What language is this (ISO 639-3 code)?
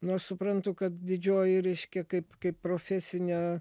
lit